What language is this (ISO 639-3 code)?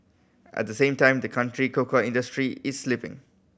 eng